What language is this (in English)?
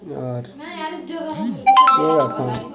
Dogri